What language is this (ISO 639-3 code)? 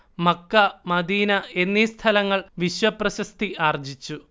mal